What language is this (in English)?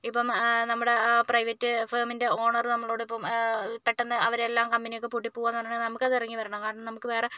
Malayalam